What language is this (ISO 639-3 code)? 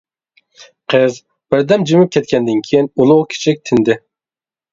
uig